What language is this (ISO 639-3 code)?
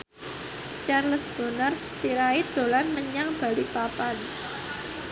jav